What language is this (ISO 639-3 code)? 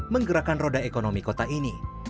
ind